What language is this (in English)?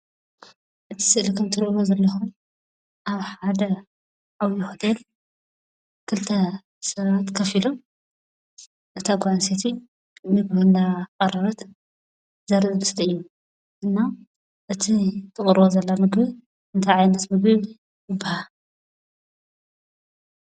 Tigrinya